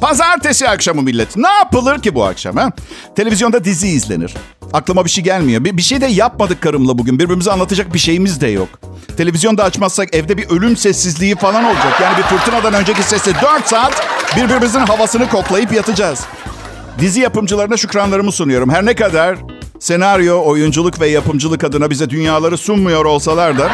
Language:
Turkish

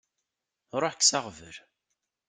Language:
Kabyle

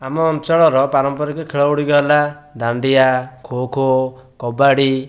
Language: Odia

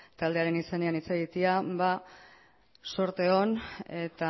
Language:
Basque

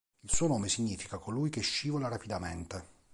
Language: Italian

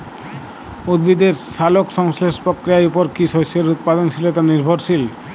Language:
Bangla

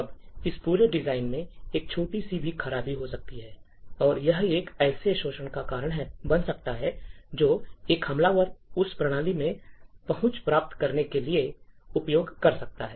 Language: Hindi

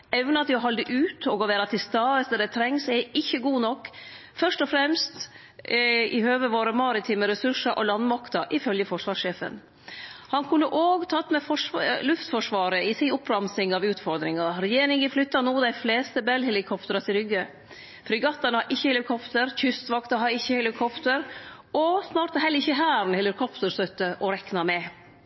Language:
Norwegian Nynorsk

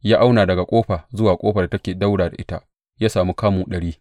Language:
Hausa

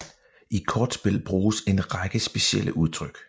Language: Danish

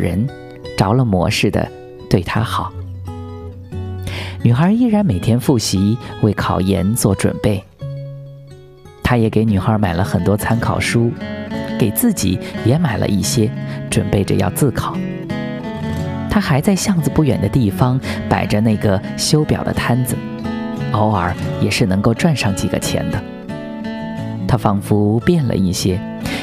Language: Chinese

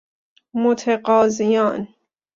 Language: Persian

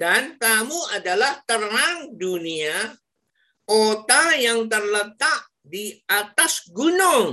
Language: Indonesian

